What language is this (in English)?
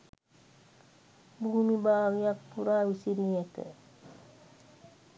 Sinhala